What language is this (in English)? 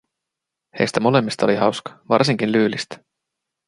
Finnish